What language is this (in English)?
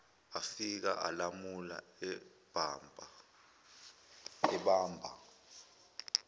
Zulu